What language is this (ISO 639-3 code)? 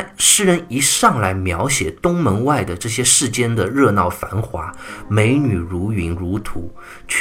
zho